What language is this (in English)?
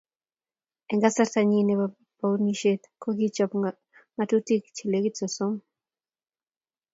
Kalenjin